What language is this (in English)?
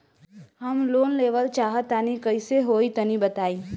Bhojpuri